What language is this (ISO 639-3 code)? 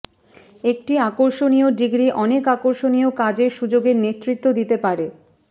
ben